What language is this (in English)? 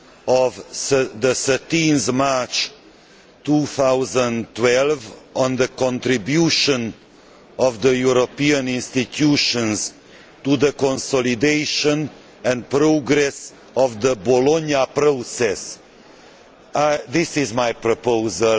English